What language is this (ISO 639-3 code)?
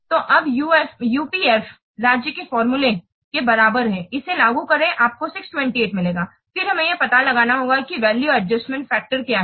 hin